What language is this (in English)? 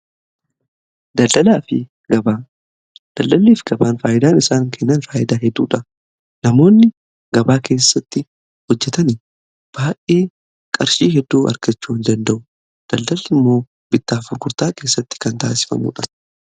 Oromo